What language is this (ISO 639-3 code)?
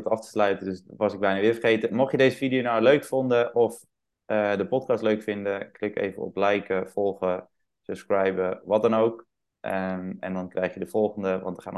nld